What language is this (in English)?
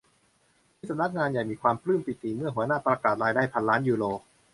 Thai